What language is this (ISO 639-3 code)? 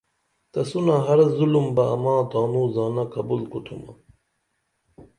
dml